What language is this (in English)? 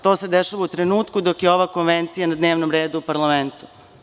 Serbian